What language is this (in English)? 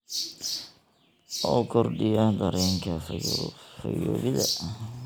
Somali